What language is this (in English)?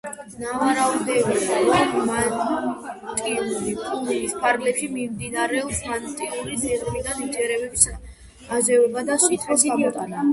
Georgian